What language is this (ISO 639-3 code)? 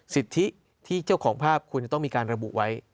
tha